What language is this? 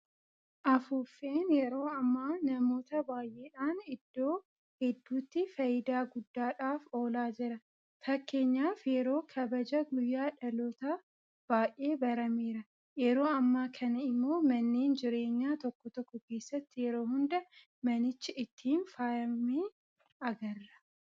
Oromo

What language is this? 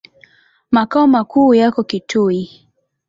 Swahili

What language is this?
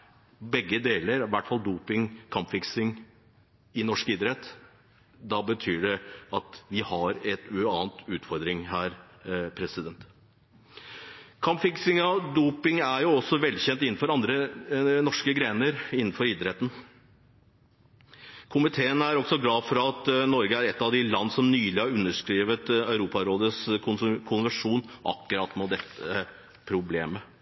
Norwegian Bokmål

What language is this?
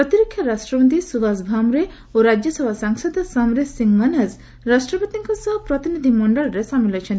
Odia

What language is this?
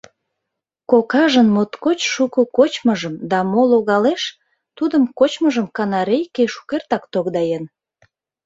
Mari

